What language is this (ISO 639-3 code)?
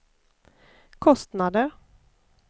swe